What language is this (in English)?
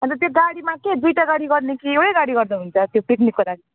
Nepali